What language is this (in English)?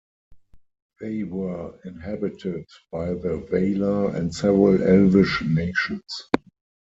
English